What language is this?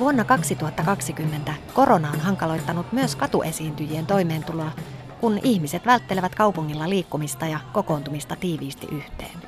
Finnish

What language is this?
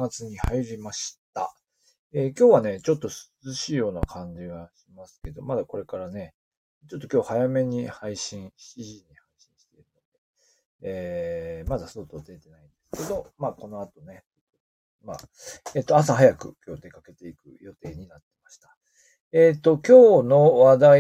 Japanese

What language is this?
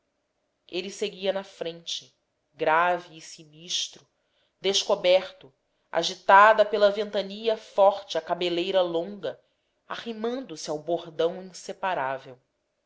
Portuguese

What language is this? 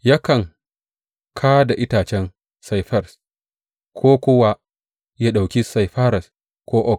Hausa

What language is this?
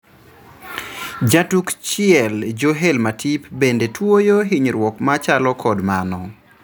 Luo (Kenya and Tanzania)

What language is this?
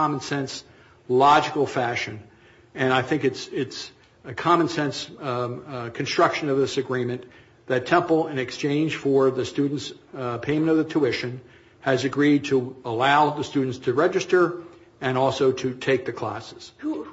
English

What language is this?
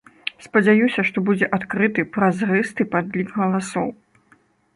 Belarusian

